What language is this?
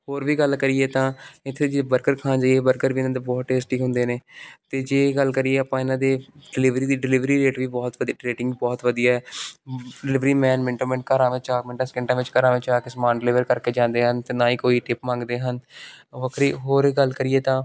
Punjabi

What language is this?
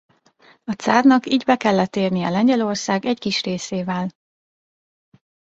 Hungarian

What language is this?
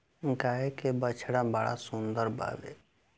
Bhojpuri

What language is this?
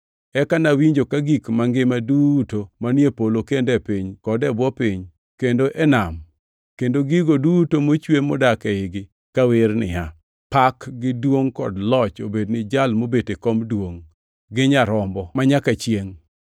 Luo (Kenya and Tanzania)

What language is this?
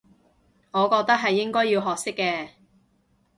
Cantonese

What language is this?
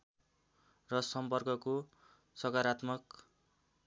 Nepali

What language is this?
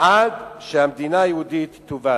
Hebrew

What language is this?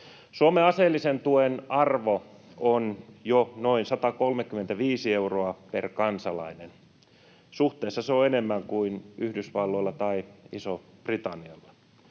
Finnish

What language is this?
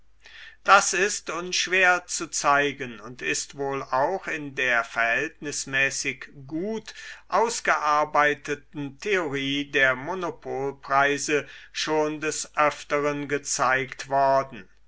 German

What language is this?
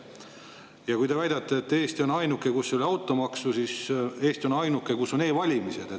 Estonian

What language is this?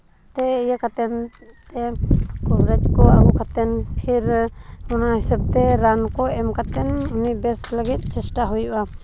Santali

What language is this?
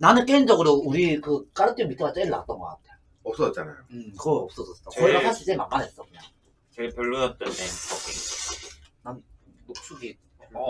Korean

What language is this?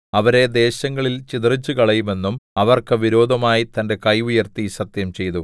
Malayalam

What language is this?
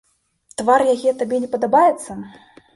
Belarusian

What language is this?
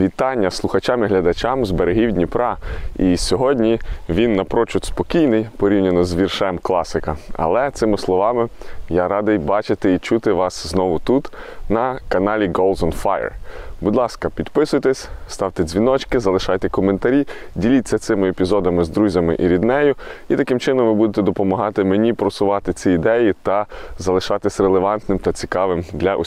Ukrainian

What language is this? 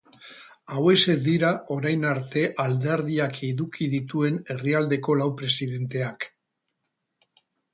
Basque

